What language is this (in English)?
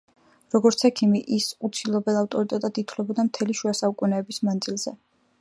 Georgian